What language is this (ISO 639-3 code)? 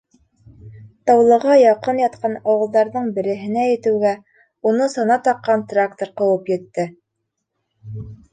bak